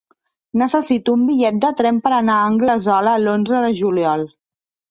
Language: Catalan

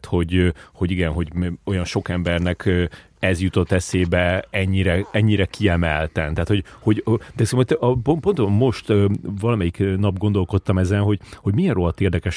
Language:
Hungarian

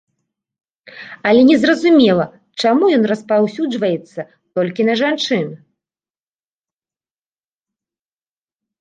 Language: Belarusian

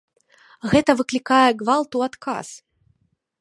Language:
Belarusian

